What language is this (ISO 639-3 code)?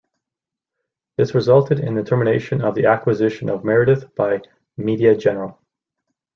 eng